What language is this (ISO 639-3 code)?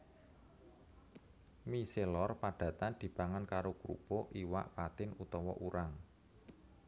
jav